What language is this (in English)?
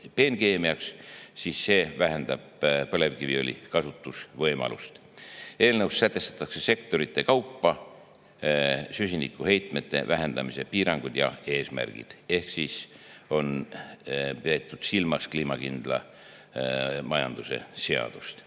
Estonian